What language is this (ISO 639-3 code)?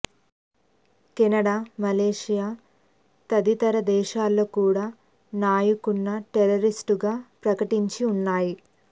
tel